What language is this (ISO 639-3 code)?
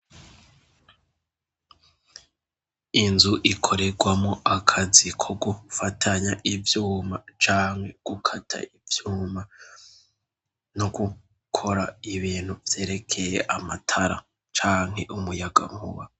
run